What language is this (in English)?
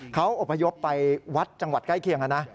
Thai